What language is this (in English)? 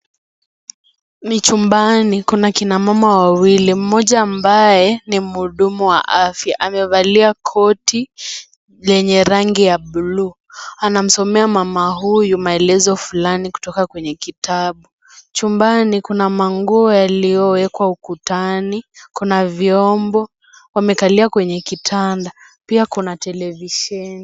Swahili